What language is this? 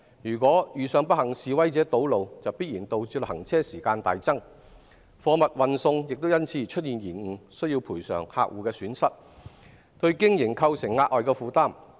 Cantonese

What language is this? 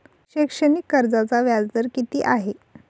Marathi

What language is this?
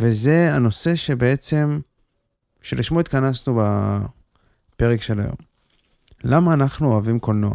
Hebrew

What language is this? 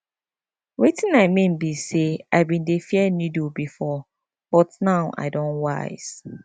Nigerian Pidgin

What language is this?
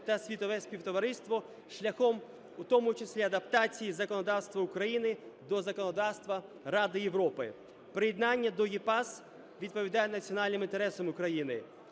Ukrainian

